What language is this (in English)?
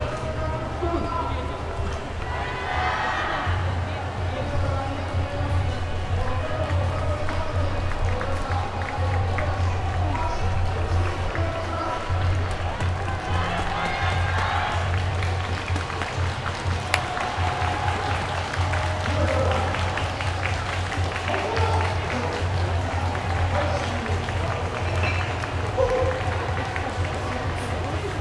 Japanese